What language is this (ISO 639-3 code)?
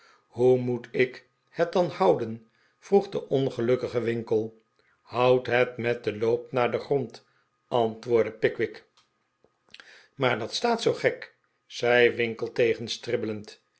nld